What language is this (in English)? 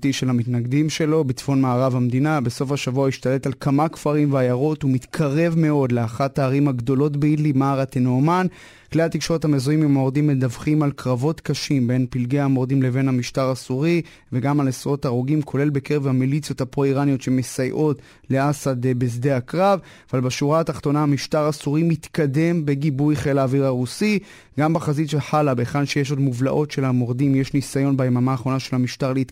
Hebrew